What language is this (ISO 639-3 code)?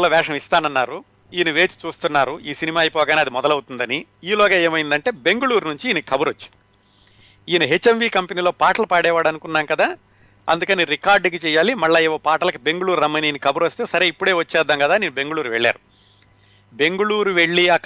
tel